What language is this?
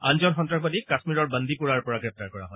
Assamese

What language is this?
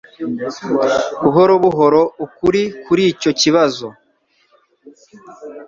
Kinyarwanda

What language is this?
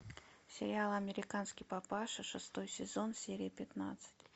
Russian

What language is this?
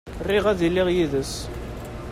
Kabyle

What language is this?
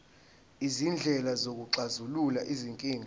Zulu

